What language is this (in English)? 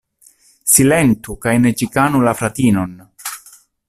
Esperanto